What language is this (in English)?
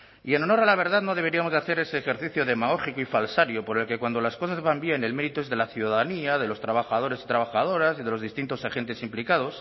Spanish